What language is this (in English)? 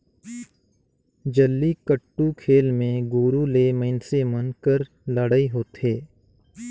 Chhattisgarhi